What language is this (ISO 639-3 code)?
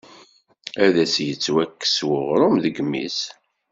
kab